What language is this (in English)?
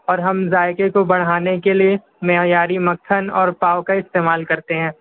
Urdu